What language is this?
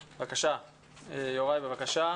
Hebrew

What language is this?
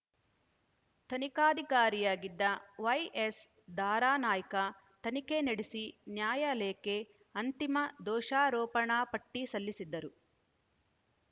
Kannada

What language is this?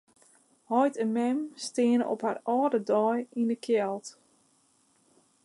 Western Frisian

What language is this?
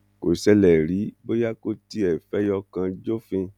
Yoruba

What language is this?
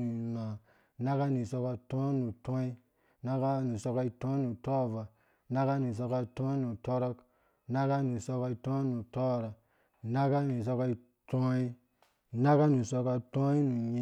Dũya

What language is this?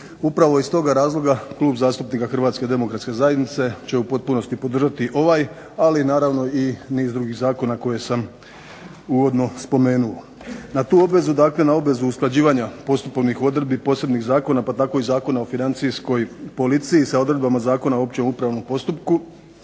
Croatian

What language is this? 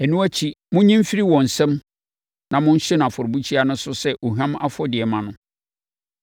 Akan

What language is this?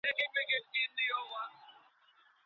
Pashto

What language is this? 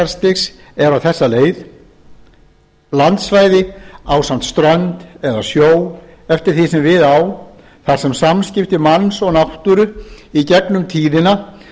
Icelandic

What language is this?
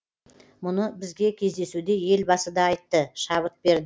Kazakh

